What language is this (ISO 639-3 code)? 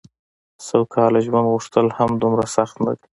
pus